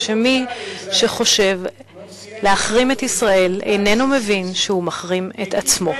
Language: Hebrew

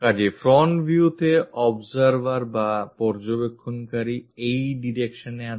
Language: Bangla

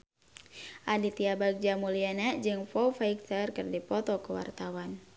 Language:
Sundanese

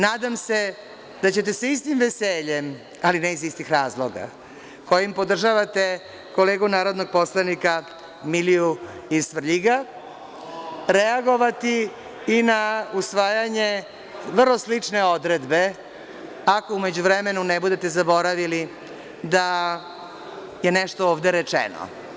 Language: Serbian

